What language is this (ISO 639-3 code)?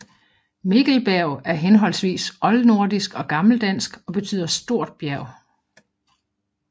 dan